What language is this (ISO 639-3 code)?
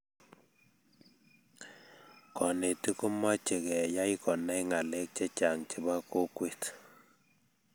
kln